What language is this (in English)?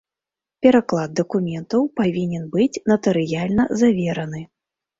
Belarusian